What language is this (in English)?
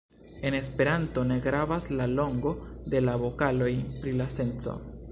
Esperanto